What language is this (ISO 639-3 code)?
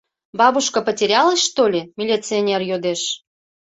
chm